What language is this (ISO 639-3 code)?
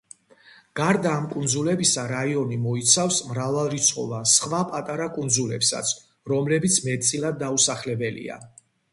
kat